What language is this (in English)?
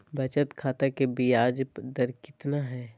Magahi